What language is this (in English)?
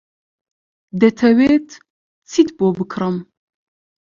Central Kurdish